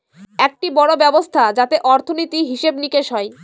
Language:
Bangla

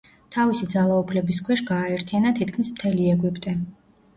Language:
Georgian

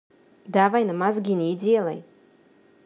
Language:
Russian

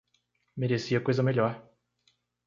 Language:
Portuguese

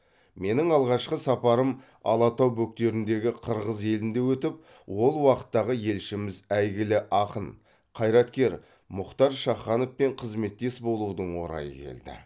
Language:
Kazakh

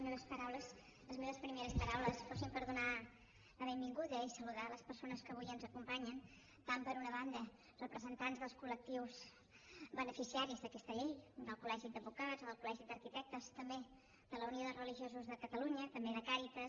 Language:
Catalan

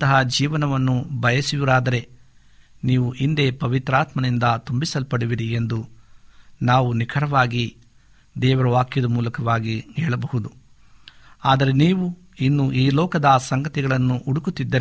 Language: Kannada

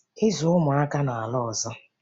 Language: Igbo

